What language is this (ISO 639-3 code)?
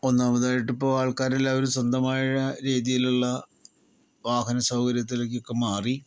mal